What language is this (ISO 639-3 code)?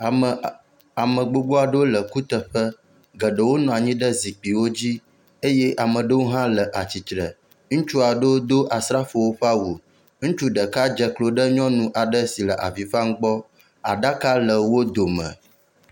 ewe